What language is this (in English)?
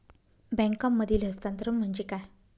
Marathi